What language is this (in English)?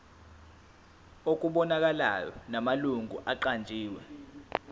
Zulu